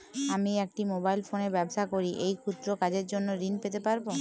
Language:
Bangla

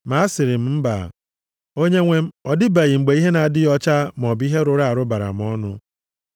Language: Igbo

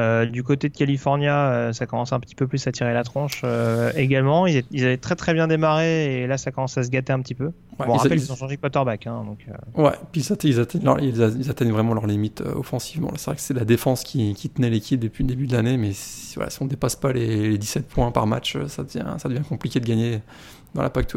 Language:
French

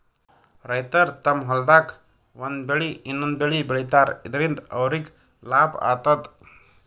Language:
Kannada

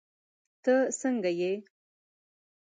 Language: Pashto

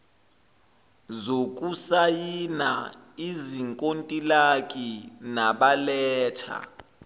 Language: Zulu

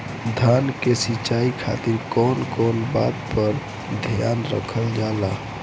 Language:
Bhojpuri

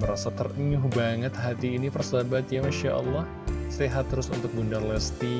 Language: Indonesian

